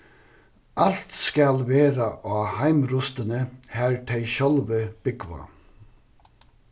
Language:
Faroese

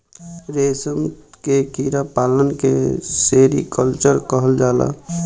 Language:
Bhojpuri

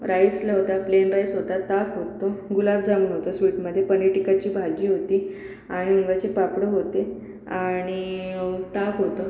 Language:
Marathi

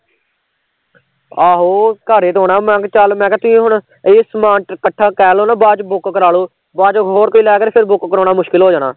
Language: Punjabi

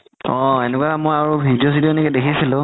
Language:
Assamese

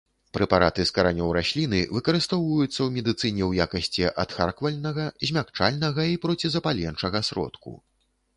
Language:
Belarusian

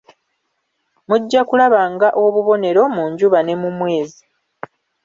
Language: Ganda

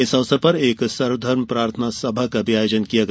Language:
Hindi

